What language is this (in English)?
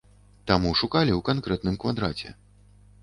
Belarusian